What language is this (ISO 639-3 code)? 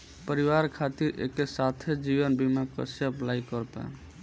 bho